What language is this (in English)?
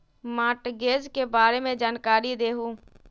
Magahi